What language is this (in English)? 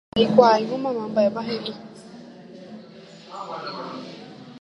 Guarani